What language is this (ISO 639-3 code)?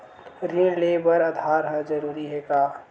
hne